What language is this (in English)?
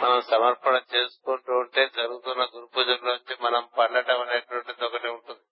Telugu